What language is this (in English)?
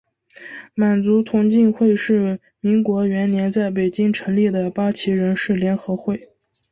Chinese